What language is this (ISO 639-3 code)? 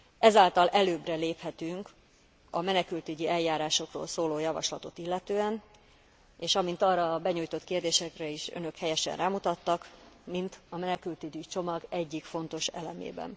hun